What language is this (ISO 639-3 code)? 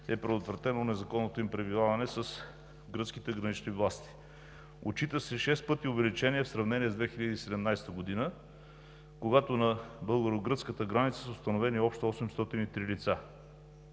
bul